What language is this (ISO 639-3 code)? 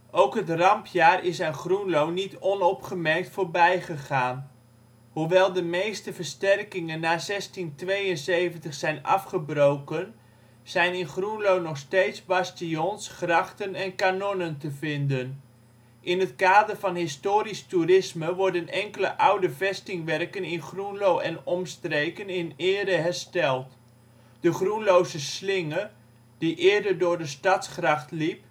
nld